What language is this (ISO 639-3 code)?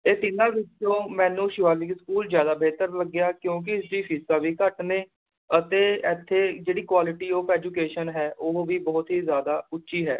pan